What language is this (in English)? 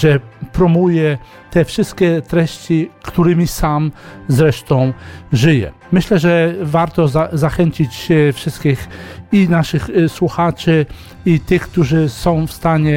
Polish